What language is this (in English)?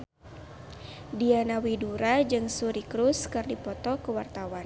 Sundanese